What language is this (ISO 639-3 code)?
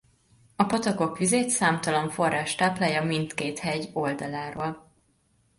hun